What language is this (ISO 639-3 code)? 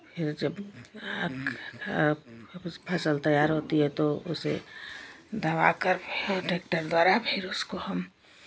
hin